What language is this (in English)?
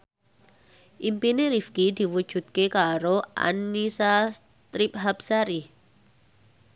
Javanese